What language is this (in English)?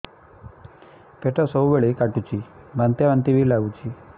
Odia